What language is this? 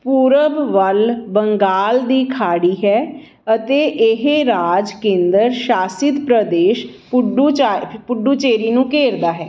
Punjabi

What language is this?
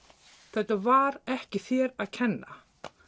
Icelandic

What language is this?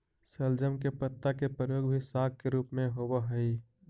Magahi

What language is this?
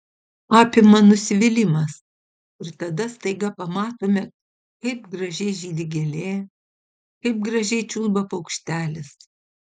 Lithuanian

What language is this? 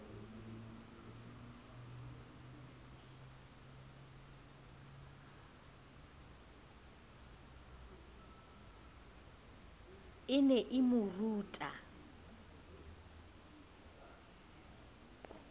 Southern Sotho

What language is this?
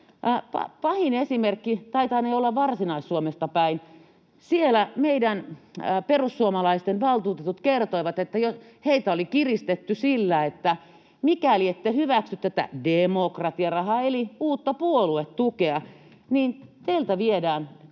Finnish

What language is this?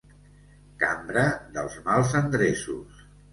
Catalan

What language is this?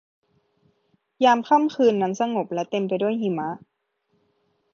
Thai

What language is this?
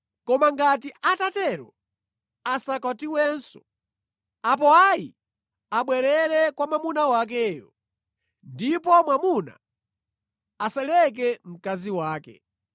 Nyanja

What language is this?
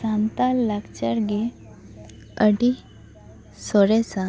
Santali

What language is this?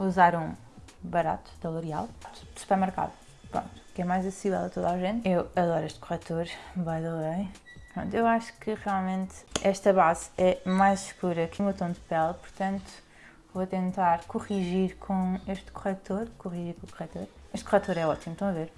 Portuguese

